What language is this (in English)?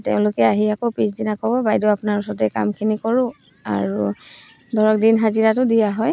Assamese